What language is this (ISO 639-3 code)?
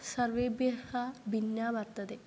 san